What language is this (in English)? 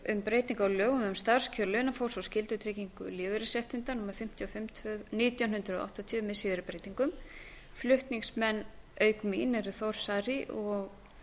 Icelandic